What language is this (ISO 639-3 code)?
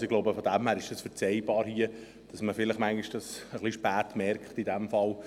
gsw